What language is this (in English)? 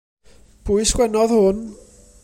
Welsh